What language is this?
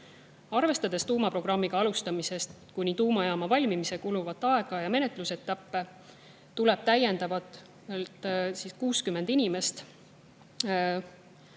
Estonian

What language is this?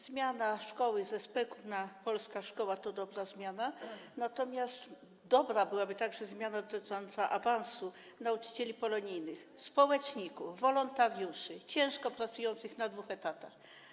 Polish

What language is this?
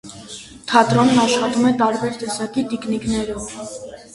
Armenian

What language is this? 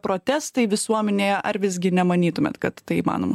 Lithuanian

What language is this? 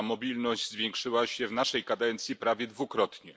Polish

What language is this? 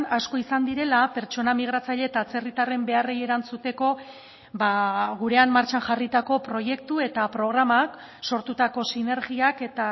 Basque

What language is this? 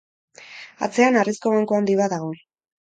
Basque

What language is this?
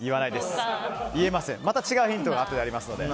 Japanese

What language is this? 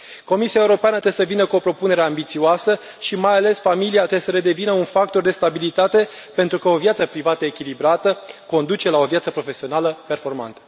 Romanian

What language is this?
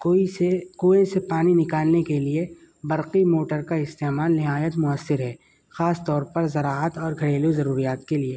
Urdu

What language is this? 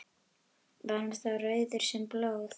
Icelandic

